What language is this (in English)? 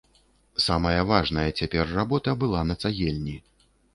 Belarusian